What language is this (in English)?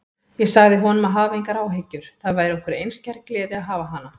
Icelandic